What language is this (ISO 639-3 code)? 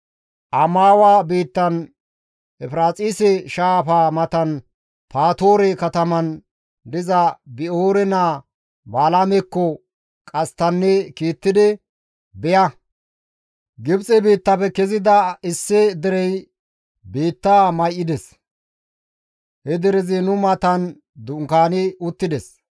gmv